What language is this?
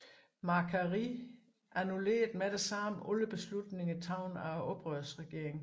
Danish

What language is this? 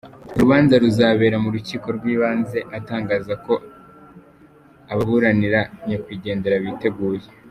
Kinyarwanda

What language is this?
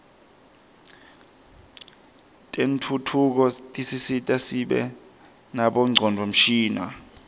Swati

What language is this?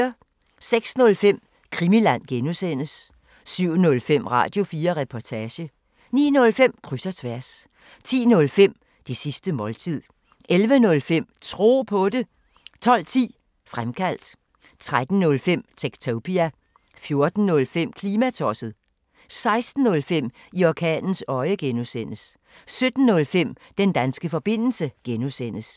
Danish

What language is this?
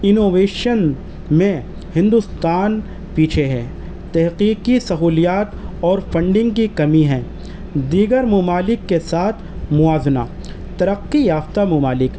Urdu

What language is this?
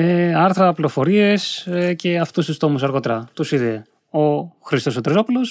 Greek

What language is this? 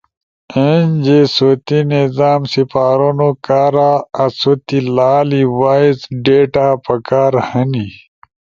Ushojo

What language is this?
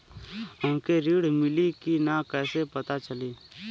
Bhojpuri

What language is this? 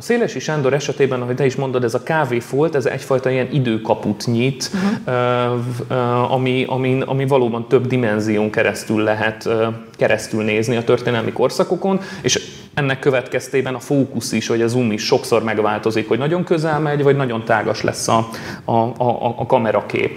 Hungarian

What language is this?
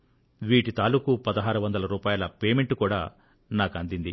Telugu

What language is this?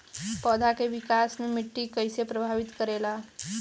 Bhojpuri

